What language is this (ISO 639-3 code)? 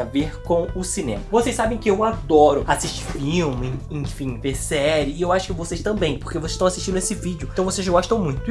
por